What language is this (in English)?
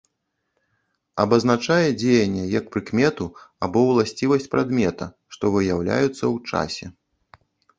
Belarusian